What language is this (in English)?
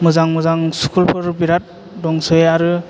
Bodo